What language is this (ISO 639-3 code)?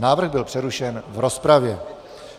ces